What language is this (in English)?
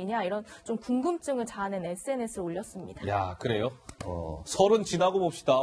Korean